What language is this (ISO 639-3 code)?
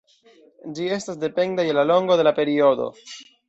epo